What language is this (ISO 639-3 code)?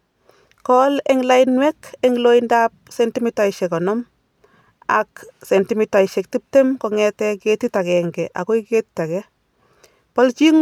kln